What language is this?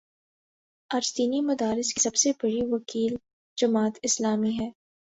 Urdu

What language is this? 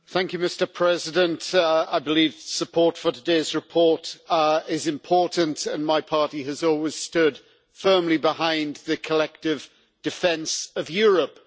English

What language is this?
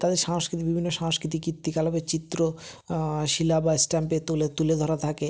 Bangla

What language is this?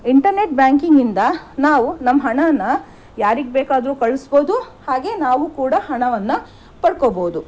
Kannada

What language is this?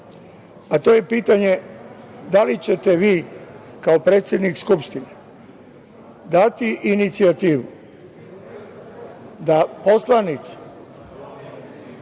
Serbian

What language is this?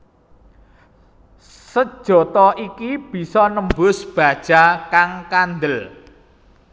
Javanese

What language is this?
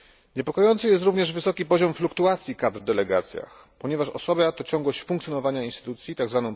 Polish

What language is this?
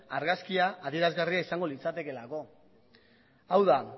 Basque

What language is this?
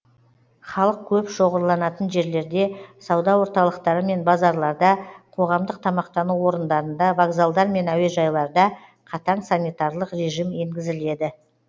Kazakh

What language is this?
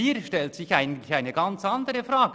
Swiss German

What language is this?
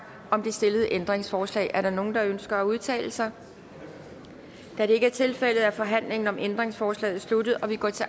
Danish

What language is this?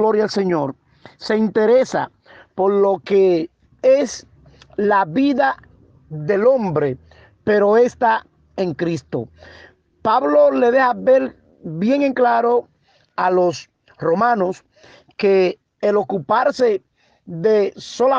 Spanish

